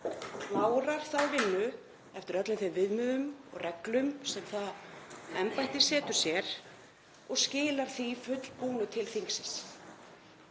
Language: Icelandic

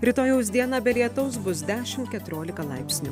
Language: Lithuanian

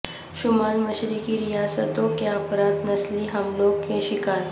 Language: Urdu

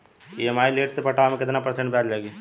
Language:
Bhojpuri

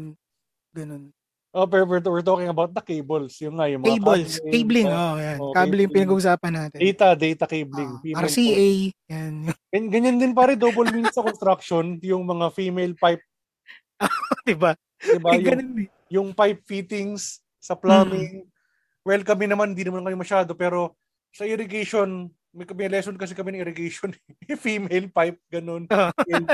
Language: Filipino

